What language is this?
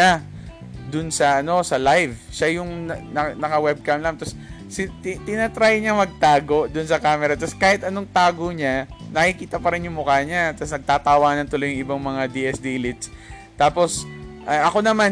Filipino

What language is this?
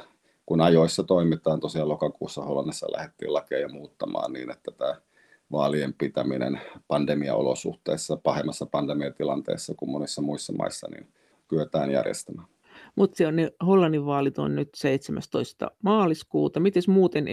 Finnish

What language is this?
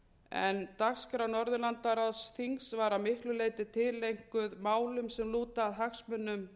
Icelandic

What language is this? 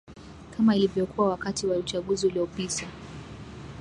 Swahili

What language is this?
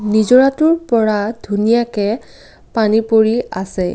Assamese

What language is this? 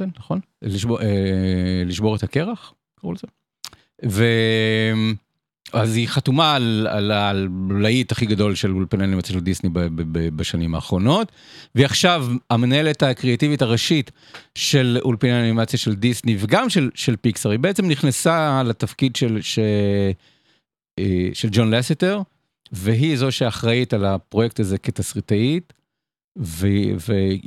Hebrew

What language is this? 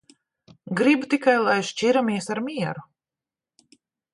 Latvian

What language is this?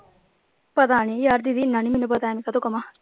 Punjabi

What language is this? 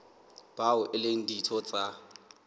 Southern Sotho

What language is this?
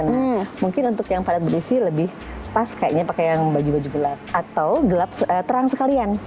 Indonesian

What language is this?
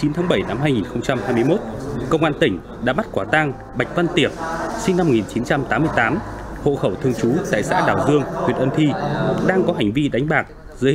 Vietnamese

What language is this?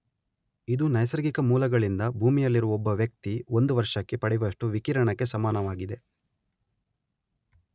Kannada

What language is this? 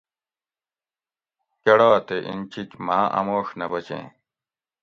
Gawri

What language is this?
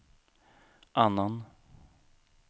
Swedish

